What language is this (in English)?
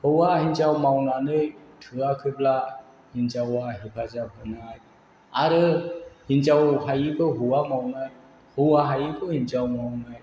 Bodo